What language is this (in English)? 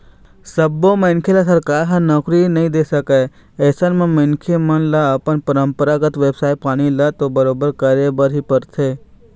Chhattisgarhi